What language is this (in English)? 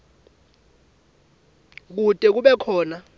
Swati